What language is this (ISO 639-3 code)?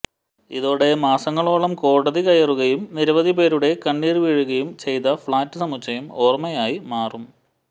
mal